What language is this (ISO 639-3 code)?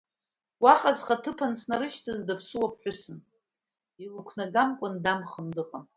abk